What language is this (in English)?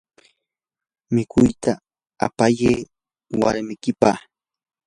Yanahuanca Pasco Quechua